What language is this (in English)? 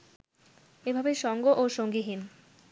Bangla